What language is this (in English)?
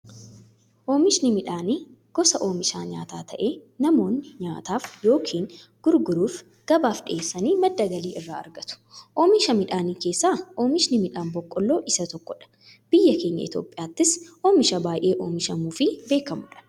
Oromo